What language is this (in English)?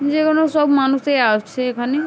Bangla